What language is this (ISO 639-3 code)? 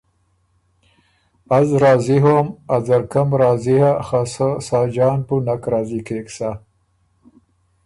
oru